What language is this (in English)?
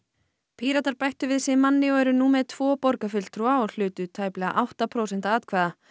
Icelandic